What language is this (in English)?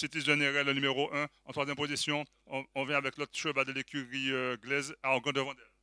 French